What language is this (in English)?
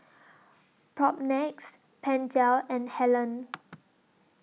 English